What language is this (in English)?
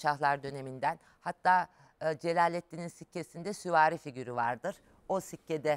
Turkish